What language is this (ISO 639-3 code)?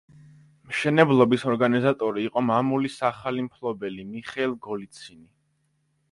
kat